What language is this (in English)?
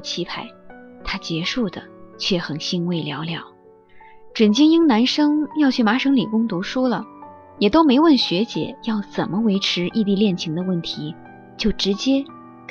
Chinese